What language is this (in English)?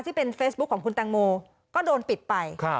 Thai